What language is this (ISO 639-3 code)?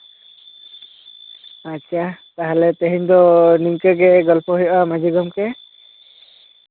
sat